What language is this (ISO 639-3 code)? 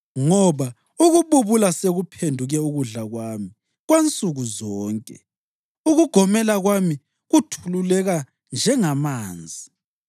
nde